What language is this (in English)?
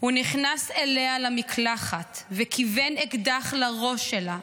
Hebrew